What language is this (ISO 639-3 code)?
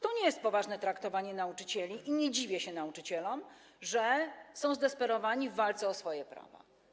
pol